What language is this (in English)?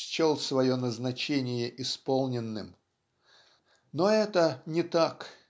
Russian